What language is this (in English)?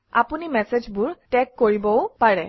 Assamese